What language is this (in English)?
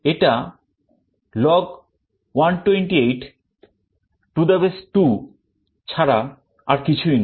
Bangla